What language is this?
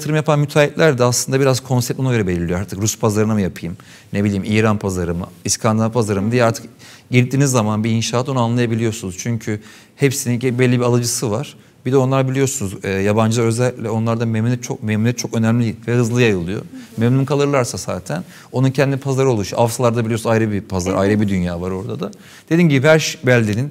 Turkish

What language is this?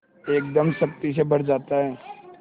Hindi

